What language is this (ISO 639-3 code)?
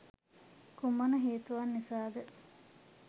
sin